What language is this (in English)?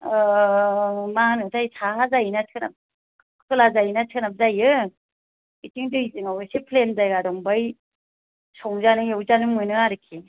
Bodo